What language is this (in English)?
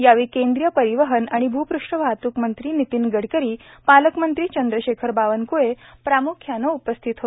Marathi